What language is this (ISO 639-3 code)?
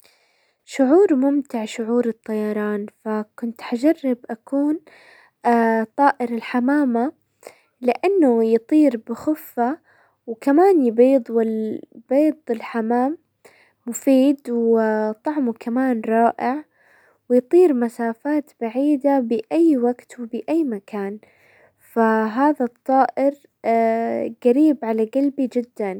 acw